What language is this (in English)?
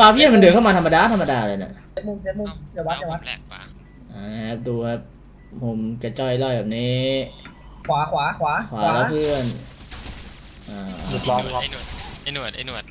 Thai